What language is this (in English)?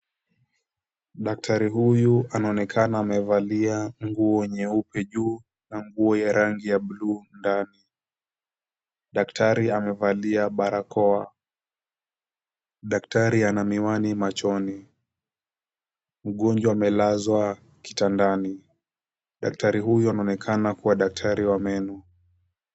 Swahili